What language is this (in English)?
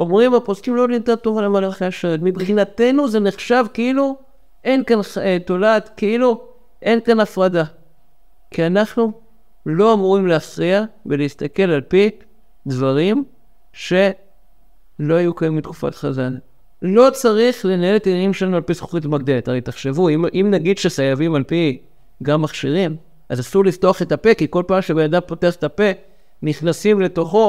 Hebrew